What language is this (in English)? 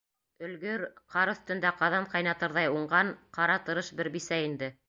Bashkir